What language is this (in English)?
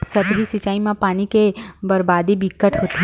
Chhattisgarhi